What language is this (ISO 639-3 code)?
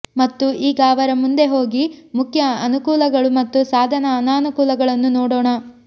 kan